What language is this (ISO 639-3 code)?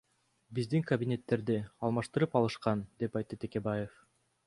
kir